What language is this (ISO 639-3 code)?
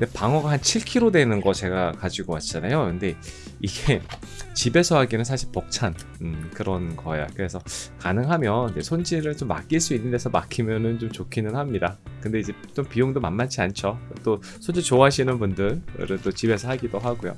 kor